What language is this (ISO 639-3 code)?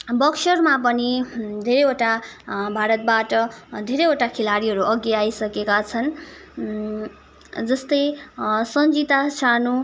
nep